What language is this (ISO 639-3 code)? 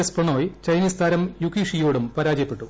mal